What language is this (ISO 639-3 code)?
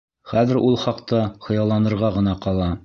bak